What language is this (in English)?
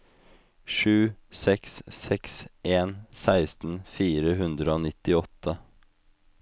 Norwegian